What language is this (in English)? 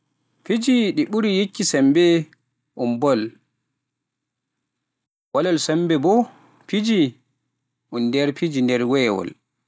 Pular